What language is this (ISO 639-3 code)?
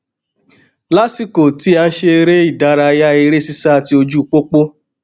yor